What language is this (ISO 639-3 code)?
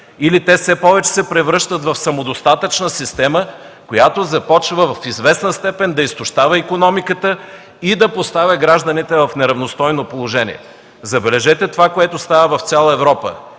bul